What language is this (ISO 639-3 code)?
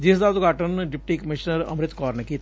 pan